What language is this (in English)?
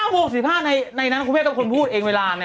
Thai